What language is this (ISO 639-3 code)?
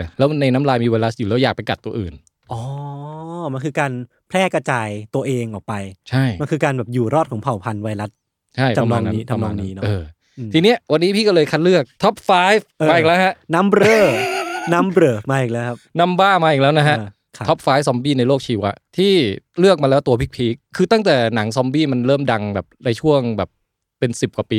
tha